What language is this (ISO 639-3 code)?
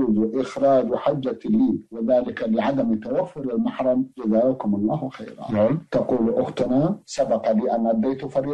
ara